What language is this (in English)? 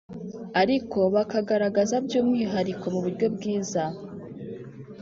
Kinyarwanda